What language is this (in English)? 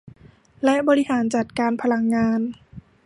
Thai